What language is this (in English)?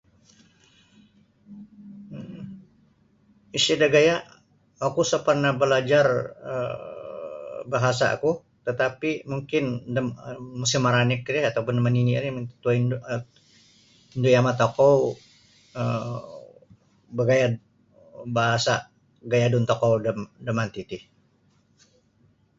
Sabah Bisaya